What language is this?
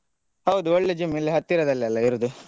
Kannada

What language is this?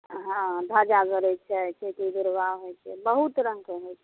Maithili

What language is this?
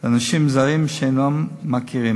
Hebrew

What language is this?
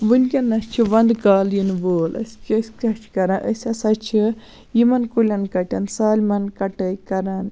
Kashmiri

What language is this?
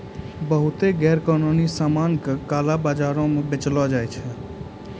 Maithili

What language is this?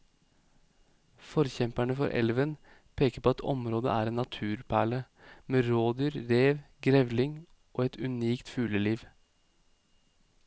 Norwegian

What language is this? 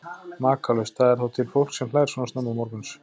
Icelandic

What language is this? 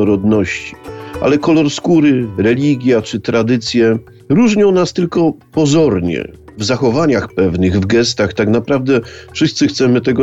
Polish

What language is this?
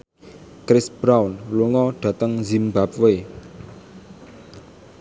Javanese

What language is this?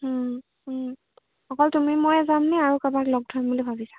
Assamese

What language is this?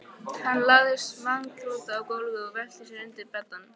Icelandic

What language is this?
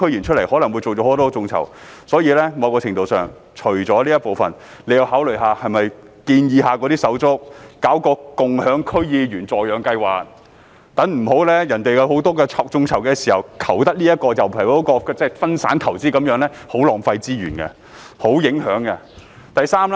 Cantonese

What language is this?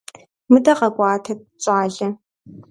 Kabardian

